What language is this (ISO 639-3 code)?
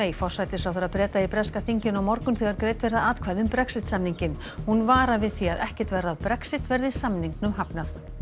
isl